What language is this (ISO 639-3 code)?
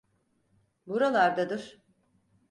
tur